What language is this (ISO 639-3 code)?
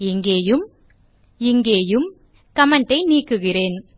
tam